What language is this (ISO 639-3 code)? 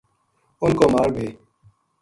gju